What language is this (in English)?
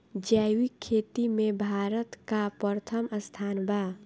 Bhojpuri